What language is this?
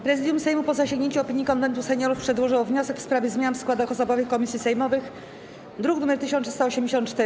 Polish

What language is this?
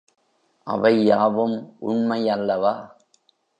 Tamil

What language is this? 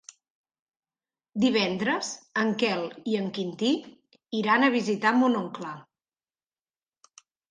Catalan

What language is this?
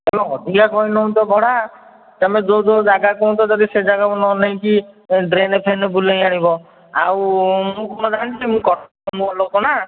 Odia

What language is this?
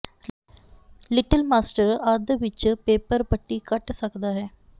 Punjabi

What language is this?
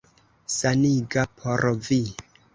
Esperanto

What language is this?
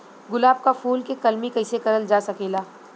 Bhojpuri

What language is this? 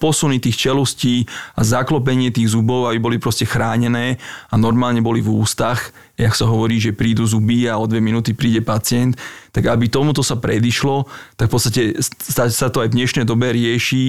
Slovak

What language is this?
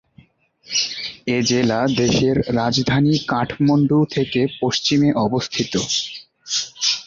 Bangla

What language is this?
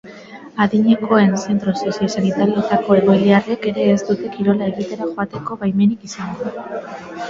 Basque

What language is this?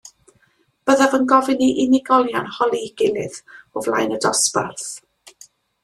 Welsh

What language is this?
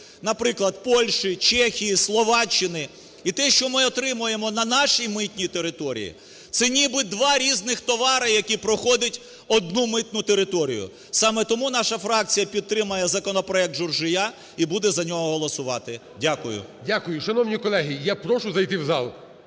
Ukrainian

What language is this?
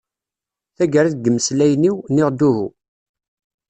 Kabyle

